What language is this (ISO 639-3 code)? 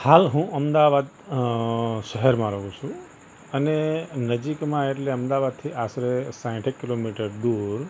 guj